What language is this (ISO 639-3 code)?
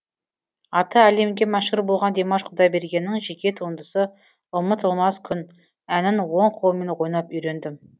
kaz